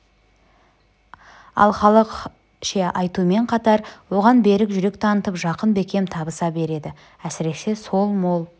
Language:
Kazakh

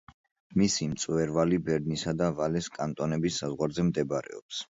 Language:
Georgian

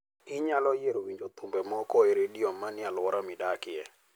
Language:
Luo (Kenya and Tanzania)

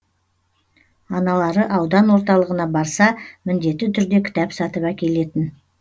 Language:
Kazakh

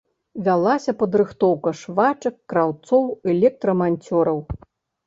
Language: Belarusian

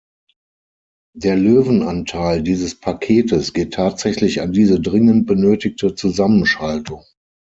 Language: German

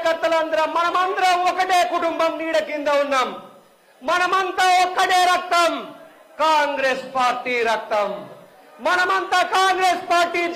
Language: Telugu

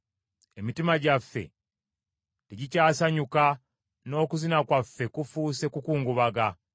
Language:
Ganda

